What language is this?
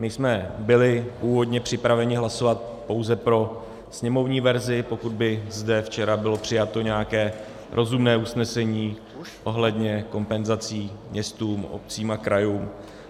Czech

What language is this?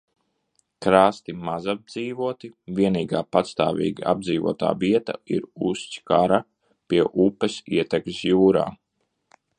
Latvian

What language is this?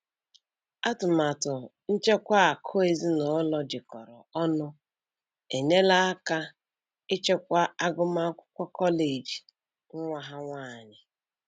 Igbo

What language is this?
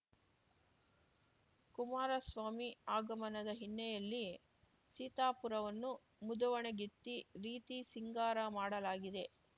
Kannada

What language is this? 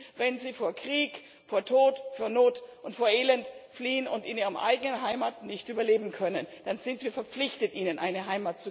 German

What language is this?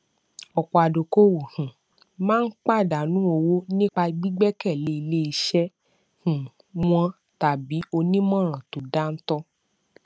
Yoruba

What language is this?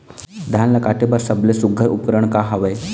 Chhattisgarhi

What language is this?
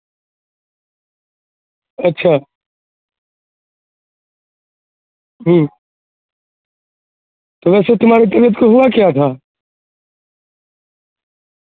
Urdu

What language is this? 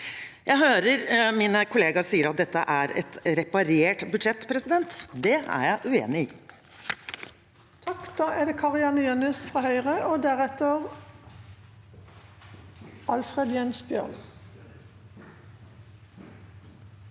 Norwegian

